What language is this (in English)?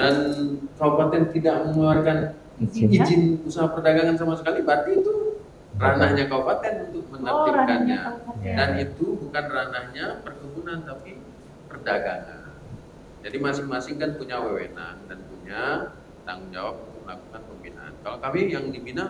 Indonesian